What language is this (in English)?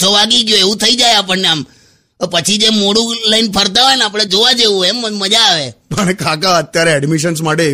Hindi